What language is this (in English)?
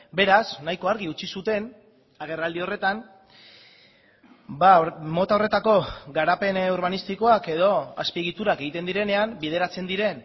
Basque